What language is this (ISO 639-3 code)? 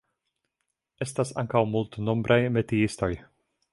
epo